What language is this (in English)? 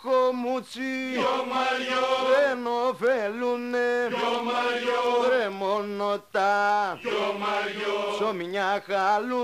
Greek